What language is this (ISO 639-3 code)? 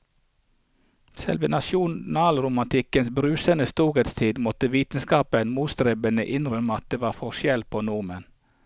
nor